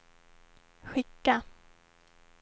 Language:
Swedish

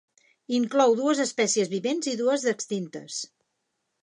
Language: Catalan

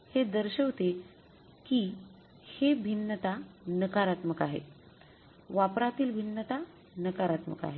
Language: Marathi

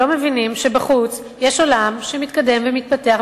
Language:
Hebrew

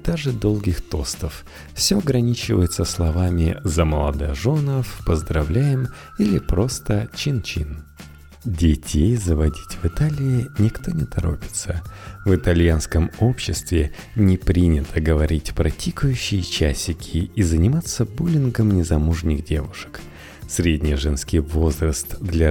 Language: Russian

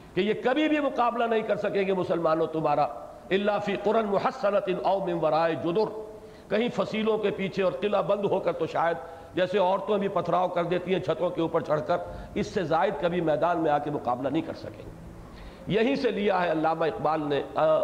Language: Urdu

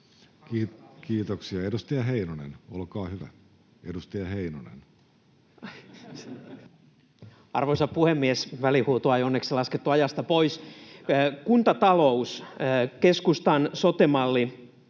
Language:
Finnish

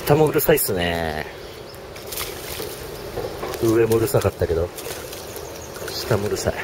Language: Japanese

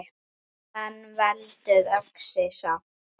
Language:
Icelandic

